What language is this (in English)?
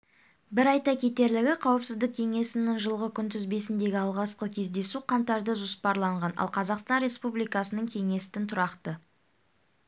Kazakh